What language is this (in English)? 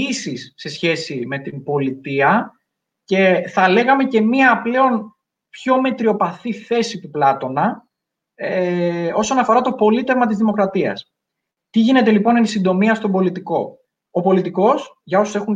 Greek